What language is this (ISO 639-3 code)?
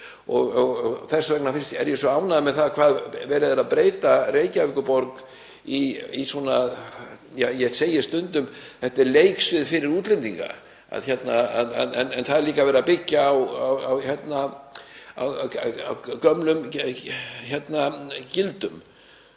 isl